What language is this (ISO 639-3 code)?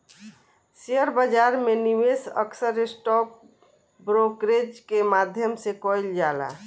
bho